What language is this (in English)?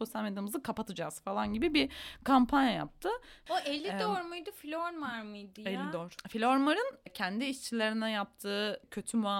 Turkish